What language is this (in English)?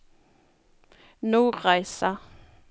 Norwegian